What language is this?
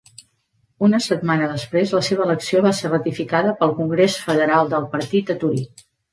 Catalan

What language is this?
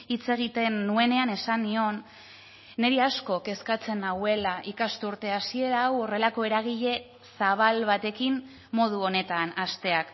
Basque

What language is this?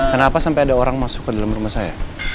Indonesian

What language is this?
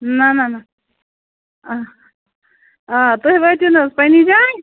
Kashmiri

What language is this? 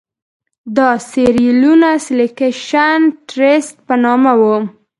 Pashto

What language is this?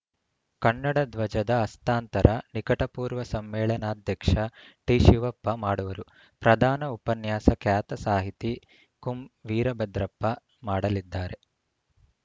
Kannada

